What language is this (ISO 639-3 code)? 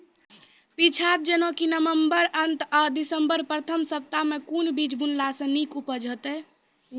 mai